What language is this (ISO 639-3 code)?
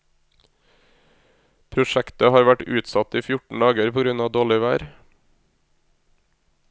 nor